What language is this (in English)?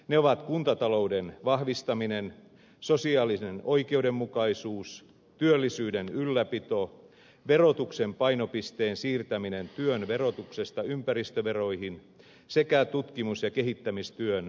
Finnish